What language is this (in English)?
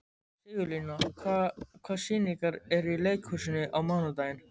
Icelandic